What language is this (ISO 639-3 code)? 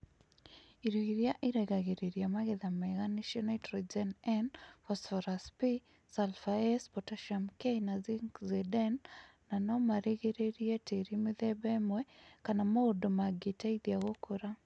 kik